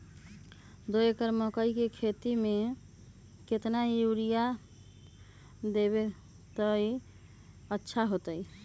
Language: Magahi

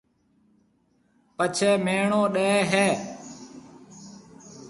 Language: Marwari (Pakistan)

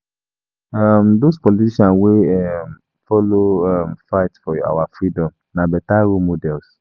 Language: Nigerian Pidgin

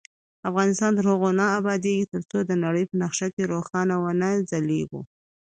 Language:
Pashto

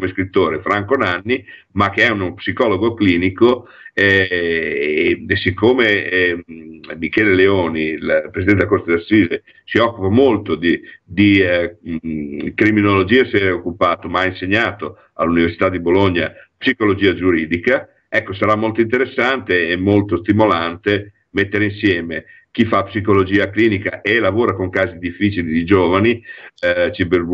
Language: Italian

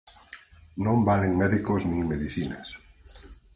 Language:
Galician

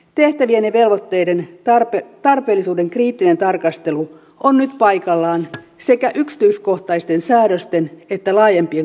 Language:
Finnish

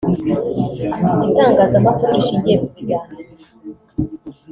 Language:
Kinyarwanda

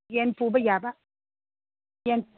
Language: Manipuri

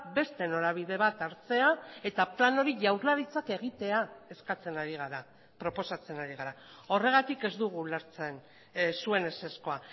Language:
Basque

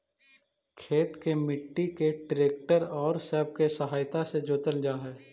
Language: Magahi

